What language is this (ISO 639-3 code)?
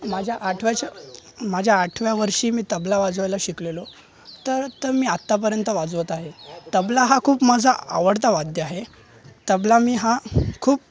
mar